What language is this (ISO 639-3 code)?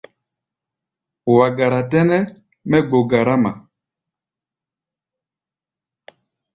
gba